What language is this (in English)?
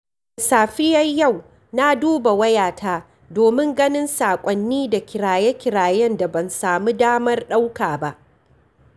Hausa